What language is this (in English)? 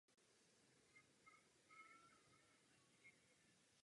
Czech